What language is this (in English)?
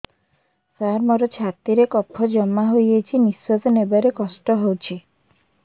Odia